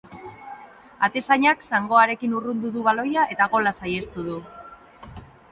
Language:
Basque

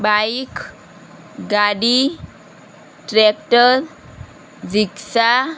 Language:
Gujarati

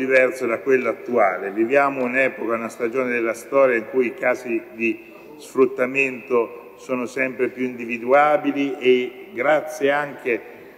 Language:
Italian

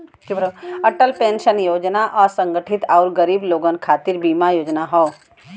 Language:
Bhojpuri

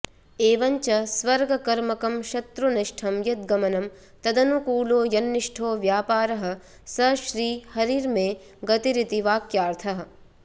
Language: Sanskrit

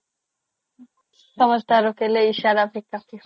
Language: Assamese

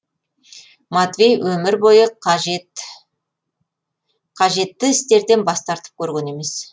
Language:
Kazakh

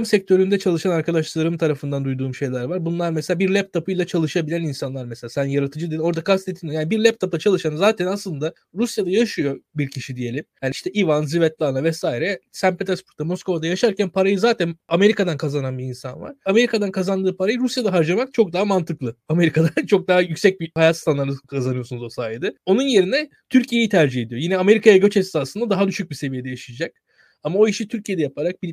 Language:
Turkish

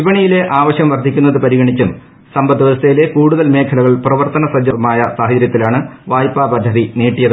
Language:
Malayalam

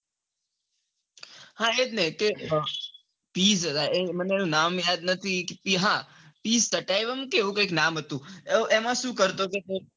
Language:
Gujarati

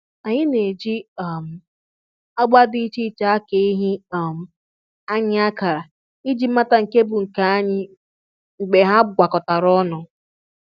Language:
Igbo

